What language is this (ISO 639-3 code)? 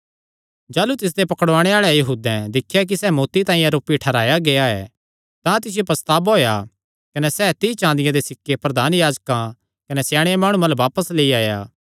xnr